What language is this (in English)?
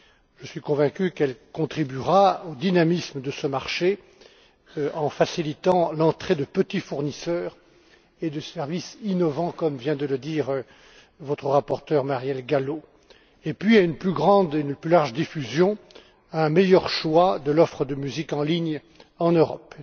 French